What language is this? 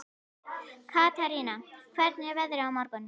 Icelandic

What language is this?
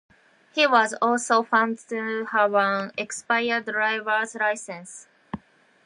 English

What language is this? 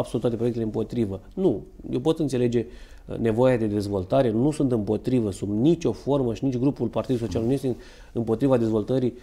Romanian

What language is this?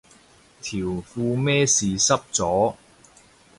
Cantonese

